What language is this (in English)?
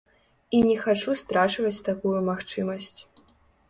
Belarusian